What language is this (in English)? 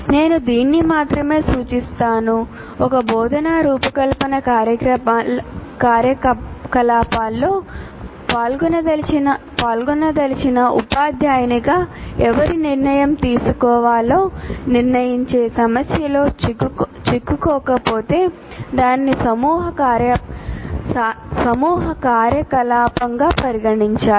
Telugu